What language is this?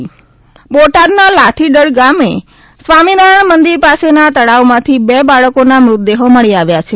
Gujarati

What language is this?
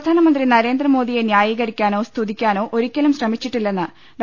Malayalam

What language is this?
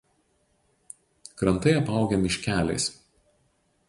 Lithuanian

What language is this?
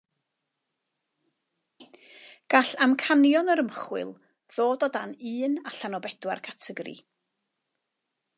Welsh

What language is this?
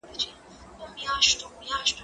Pashto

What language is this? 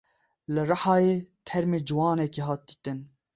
Kurdish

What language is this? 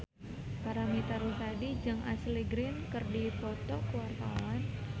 Sundanese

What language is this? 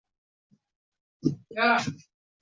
Uzbek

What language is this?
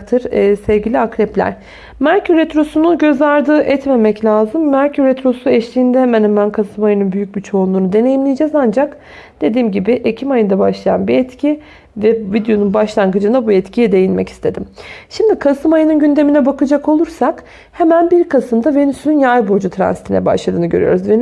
Turkish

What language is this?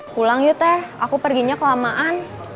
Indonesian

